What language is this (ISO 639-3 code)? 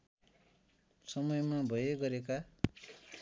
nep